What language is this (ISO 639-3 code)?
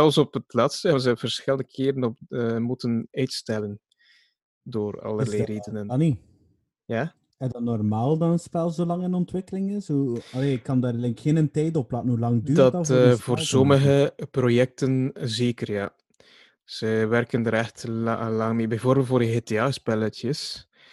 nld